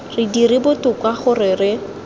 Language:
Tswana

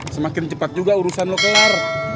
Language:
Indonesian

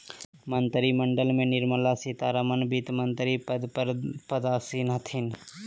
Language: Magahi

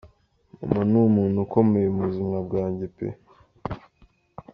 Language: Kinyarwanda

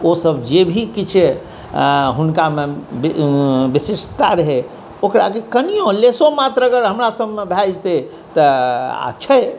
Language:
Maithili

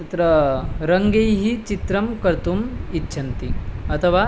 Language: Sanskrit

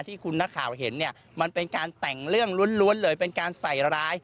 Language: Thai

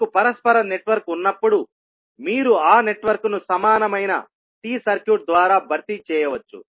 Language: Telugu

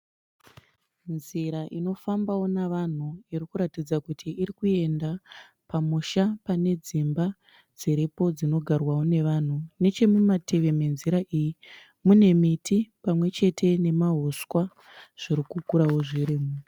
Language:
Shona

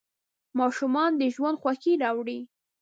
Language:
Pashto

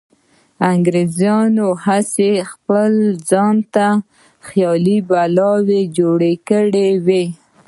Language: Pashto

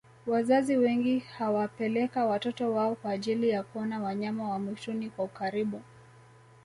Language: Swahili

